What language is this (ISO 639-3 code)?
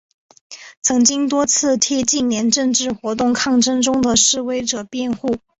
zho